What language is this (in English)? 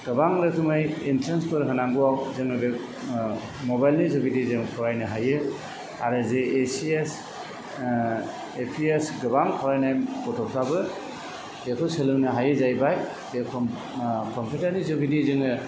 Bodo